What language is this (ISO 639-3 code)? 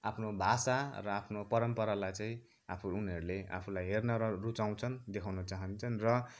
nep